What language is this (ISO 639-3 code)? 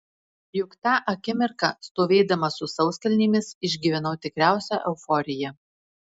lit